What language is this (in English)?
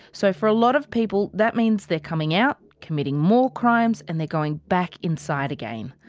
English